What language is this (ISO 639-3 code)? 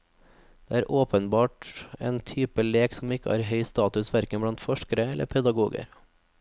nor